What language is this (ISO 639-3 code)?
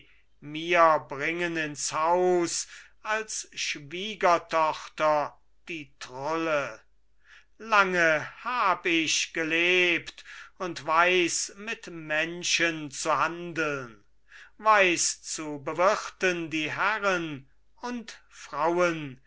deu